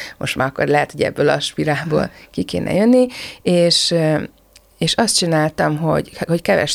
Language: Hungarian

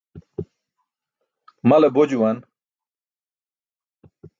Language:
Burushaski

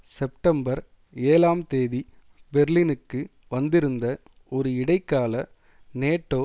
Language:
Tamil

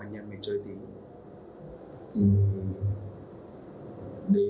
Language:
Vietnamese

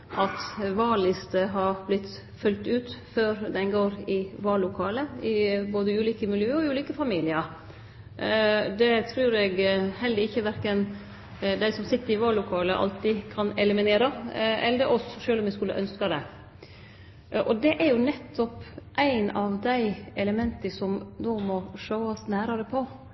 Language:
Norwegian Nynorsk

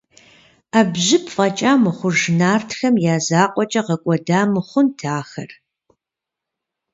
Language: Kabardian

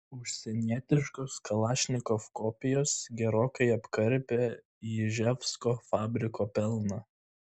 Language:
Lithuanian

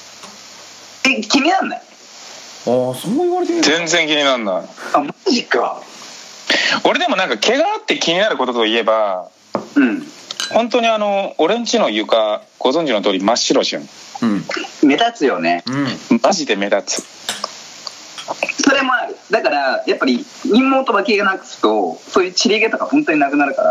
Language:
Japanese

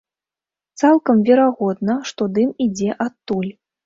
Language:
Belarusian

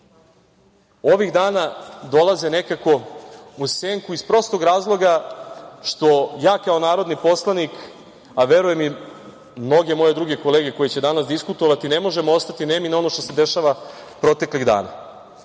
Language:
Serbian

